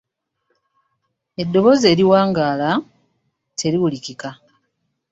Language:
Ganda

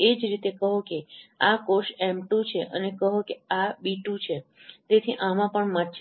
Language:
Gujarati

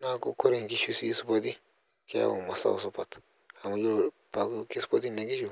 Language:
Masai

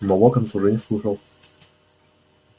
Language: Russian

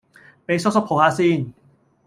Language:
Cantonese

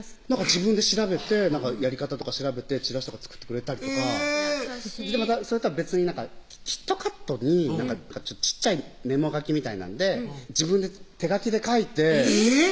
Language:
Japanese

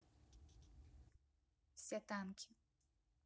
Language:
Russian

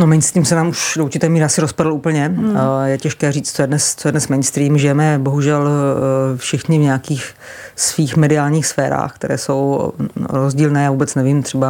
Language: Czech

